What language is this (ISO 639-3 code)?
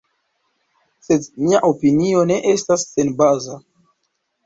epo